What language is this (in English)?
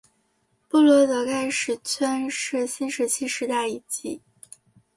Chinese